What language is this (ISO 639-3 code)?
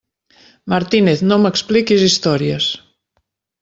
cat